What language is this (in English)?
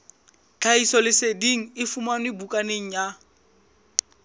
Southern Sotho